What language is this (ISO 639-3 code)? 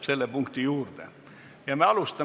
est